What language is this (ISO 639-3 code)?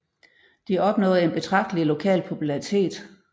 dan